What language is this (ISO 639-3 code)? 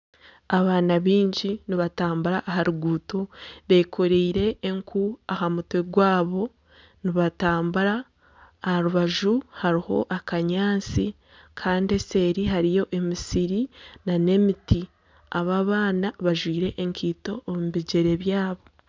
nyn